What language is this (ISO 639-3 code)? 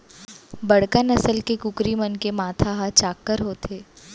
hne